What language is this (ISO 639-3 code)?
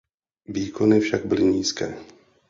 ces